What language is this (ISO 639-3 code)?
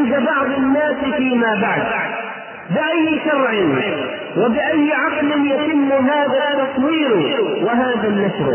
ara